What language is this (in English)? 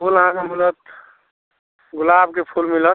Maithili